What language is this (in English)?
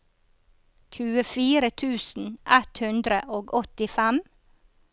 Norwegian